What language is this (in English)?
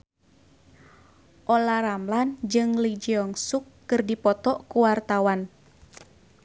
Sundanese